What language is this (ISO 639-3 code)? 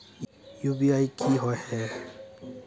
mag